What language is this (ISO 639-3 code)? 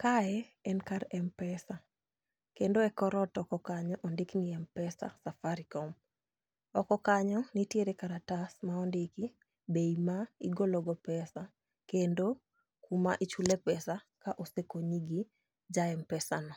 luo